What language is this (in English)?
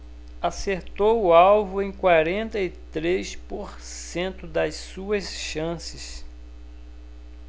Portuguese